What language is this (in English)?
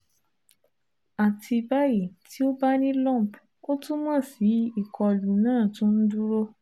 Yoruba